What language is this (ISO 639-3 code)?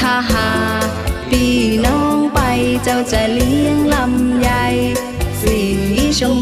tha